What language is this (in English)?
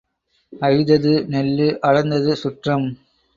Tamil